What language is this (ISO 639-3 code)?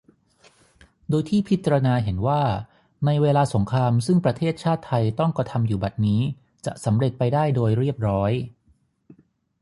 tha